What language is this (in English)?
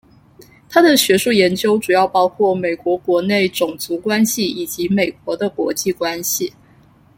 Chinese